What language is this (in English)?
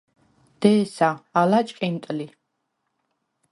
Svan